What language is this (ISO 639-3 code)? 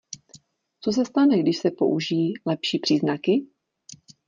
ces